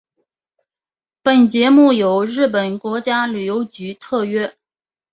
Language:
Chinese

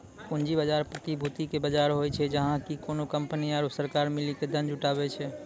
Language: Maithili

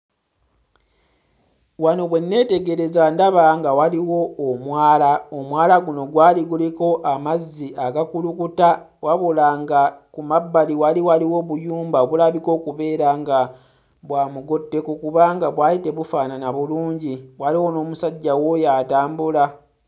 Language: Ganda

